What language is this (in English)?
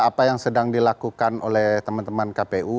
Indonesian